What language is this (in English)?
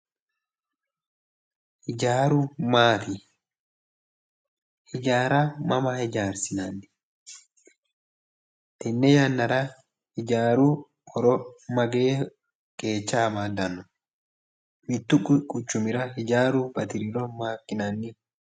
Sidamo